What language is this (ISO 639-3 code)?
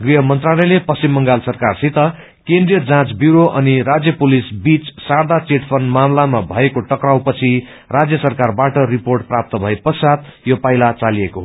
nep